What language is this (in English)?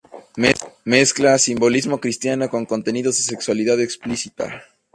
Spanish